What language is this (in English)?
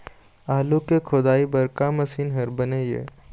Chhattisgarhi